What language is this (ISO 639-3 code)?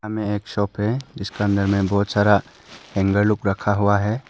hin